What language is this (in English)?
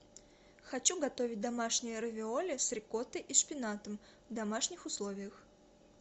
Russian